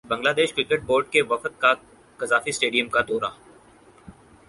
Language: Urdu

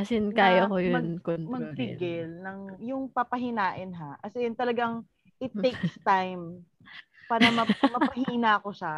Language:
Filipino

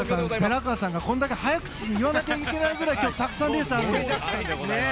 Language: Japanese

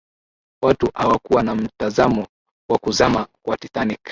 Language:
Swahili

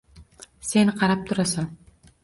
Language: Uzbek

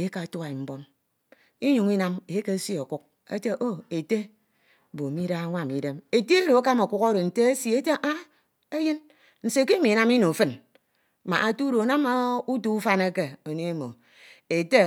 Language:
Ito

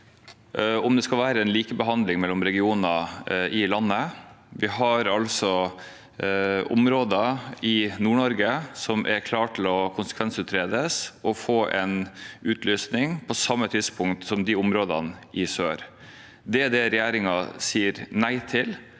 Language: Norwegian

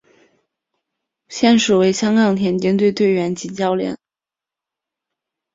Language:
Chinese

